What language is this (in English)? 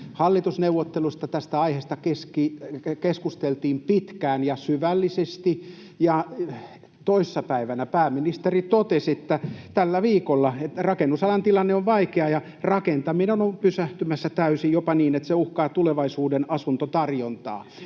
Finnish